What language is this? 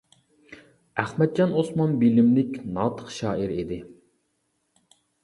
Uyghur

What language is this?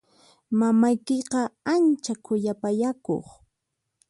Puno Quechua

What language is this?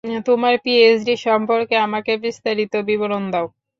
Bangla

